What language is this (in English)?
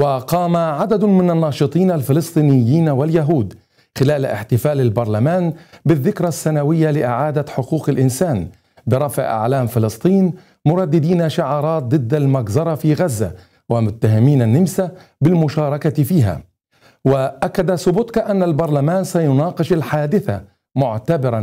Arabic